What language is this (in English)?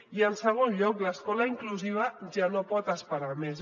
Catalan